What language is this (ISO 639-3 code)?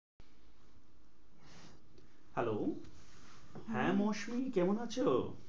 ben